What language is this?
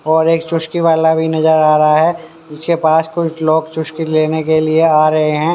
Hindi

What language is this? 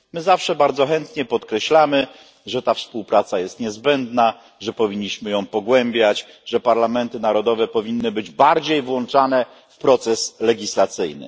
Polish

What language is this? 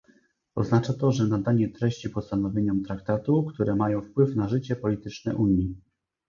Polish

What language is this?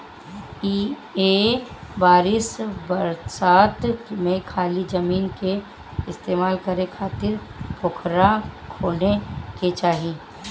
Bhojpuri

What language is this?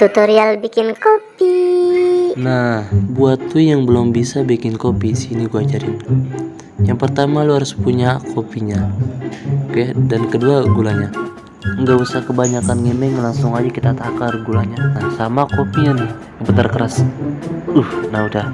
Indonesian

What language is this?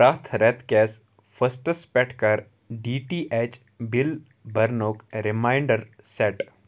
Kashmiri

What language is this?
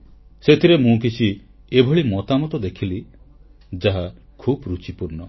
Odia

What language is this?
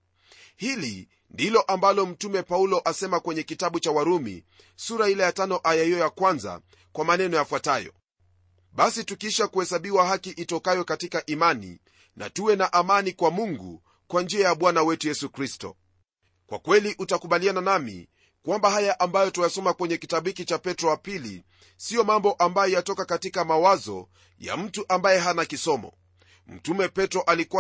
Swahili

